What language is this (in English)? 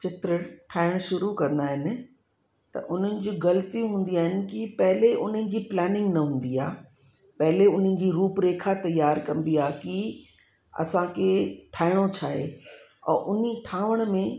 Sindhi